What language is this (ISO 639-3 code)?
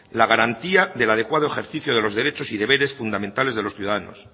spa